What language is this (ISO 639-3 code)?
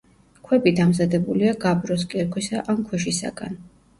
kat